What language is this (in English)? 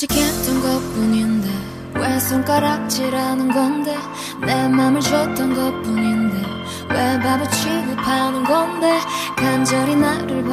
Vietnamese